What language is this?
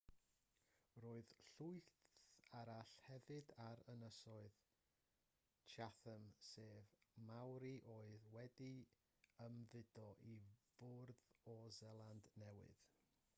Welsh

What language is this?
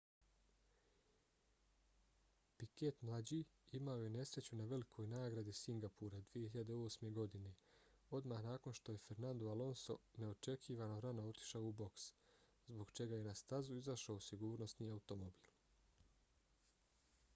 Bosnian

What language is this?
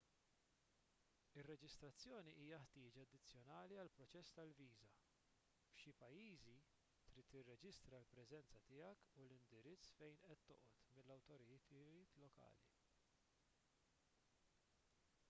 Maltese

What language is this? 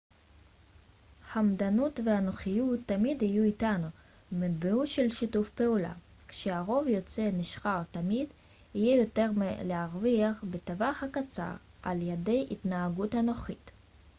Hebrew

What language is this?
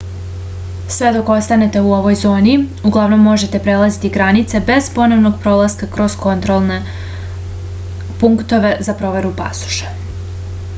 Serbian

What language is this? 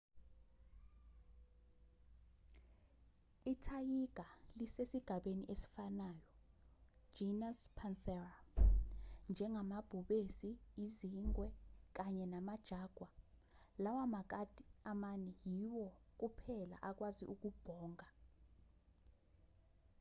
Zulu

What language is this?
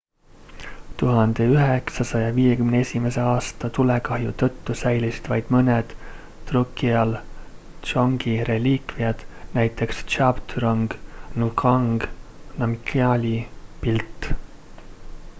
Estonian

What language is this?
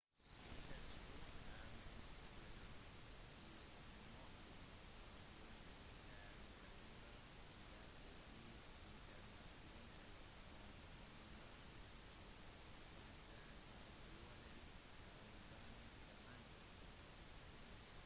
Norwegian Bokmål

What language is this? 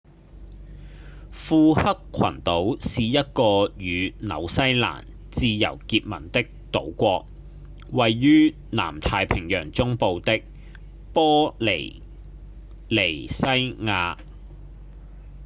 Cantonese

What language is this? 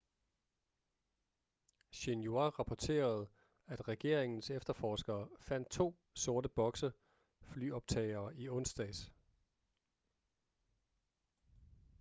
Danish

